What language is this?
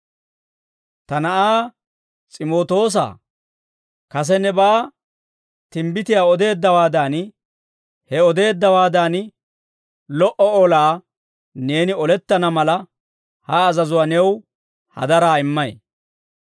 Dawro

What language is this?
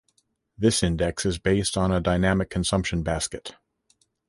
English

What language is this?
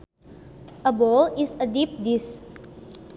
Sundanese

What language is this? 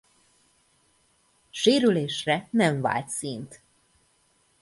Hungarian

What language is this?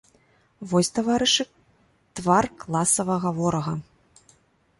Belarusian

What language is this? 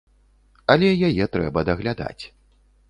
Belarusian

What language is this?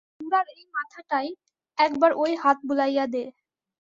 Bangla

